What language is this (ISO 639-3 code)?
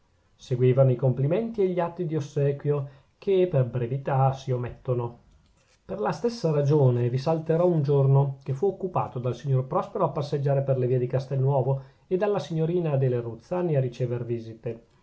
ita